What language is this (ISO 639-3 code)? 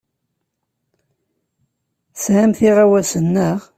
kab